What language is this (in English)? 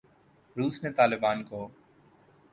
Urdu